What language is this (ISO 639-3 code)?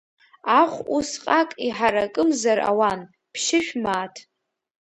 abk